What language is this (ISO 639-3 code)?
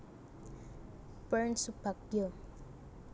jav